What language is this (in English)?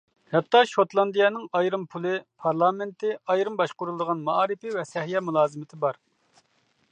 Uyghur